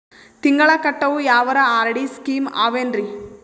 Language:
Kannada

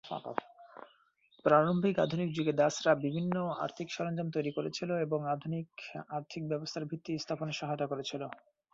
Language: Bangla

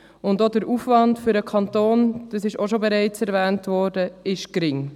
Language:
Swiss German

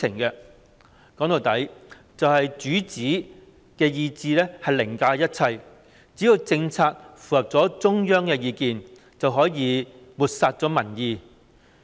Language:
Cantonese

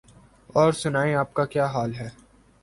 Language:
Urdu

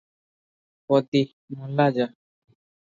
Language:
Odia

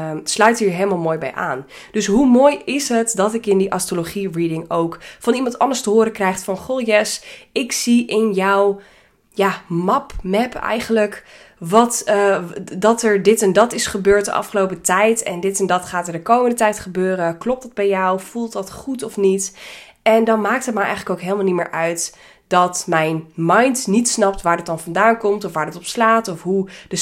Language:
Dutch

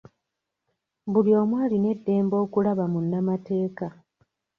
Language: Ganda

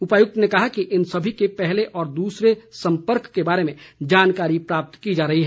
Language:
Hindi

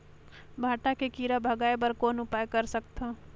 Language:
Chhattisgarhi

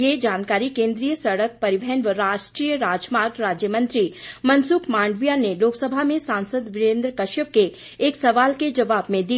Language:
Hindi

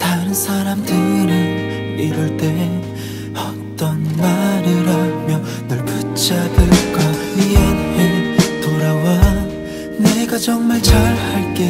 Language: Korean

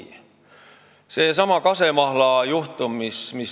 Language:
Estonian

